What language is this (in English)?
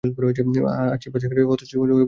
Bangla